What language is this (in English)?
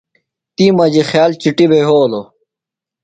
Phalura